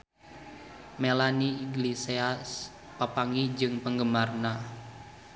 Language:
Sundanese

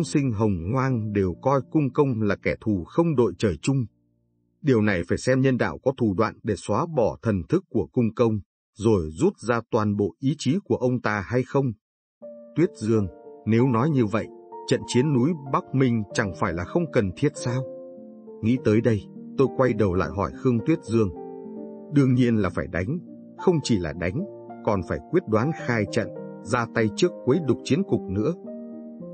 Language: Vietnamese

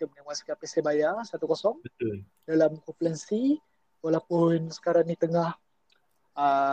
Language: Malay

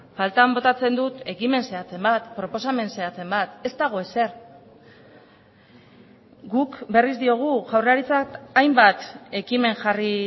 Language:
Basque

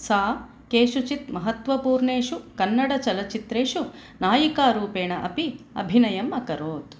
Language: Sanskrit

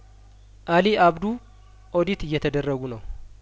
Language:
Amharic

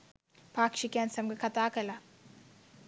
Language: Sinhala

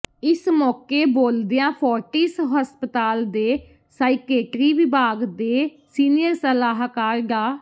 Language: Punjabi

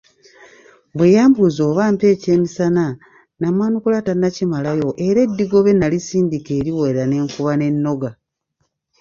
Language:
Ganda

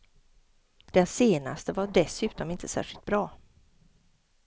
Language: Swedish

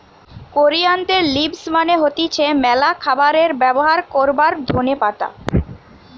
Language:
Bangla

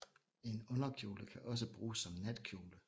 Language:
Danish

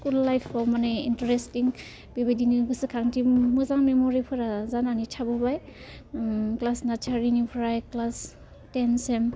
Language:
Bodo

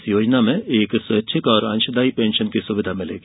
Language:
Hindi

